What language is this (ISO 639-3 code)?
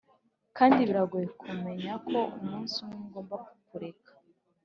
kin